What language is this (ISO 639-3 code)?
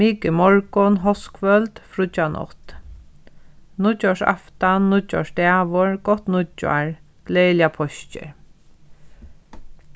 fao